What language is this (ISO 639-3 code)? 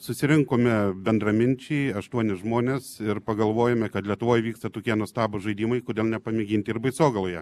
lit